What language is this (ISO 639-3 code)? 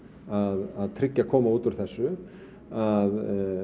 isl